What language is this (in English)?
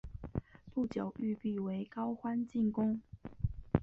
Chinese